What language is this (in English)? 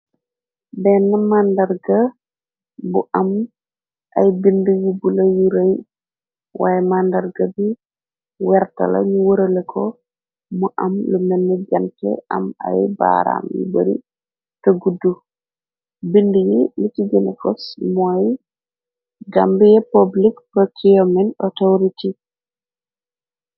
Wolof